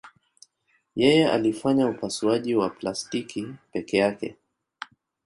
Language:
Swahili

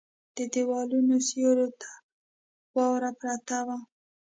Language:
Pashto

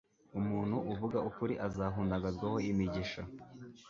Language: Kinyarwanda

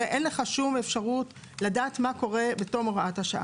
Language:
Hebrew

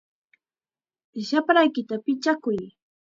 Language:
Chiquián Ancash Quechua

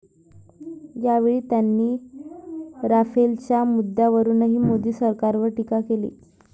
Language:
Marathi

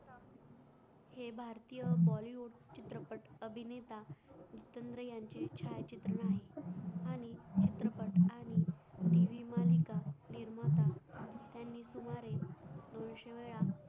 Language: Marathi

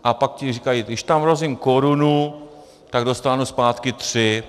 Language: Czech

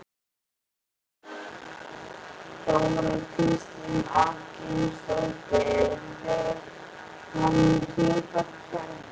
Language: Icelandic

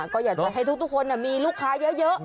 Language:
Thai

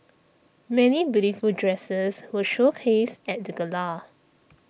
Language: English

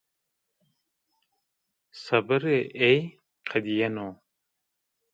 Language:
Zaza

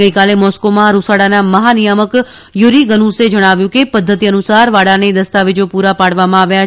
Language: Gujarati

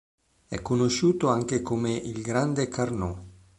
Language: Italian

